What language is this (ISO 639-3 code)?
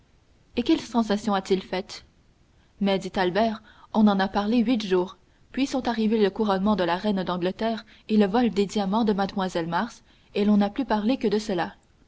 fra